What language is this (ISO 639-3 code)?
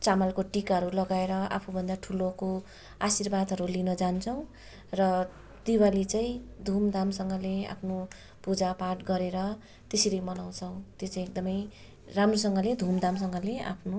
nep